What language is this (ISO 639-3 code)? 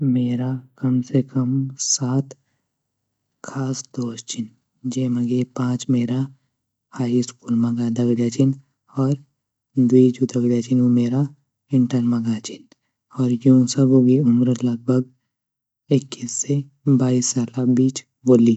gbm